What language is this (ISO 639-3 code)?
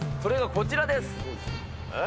jpn